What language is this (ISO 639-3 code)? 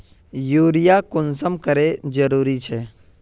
mag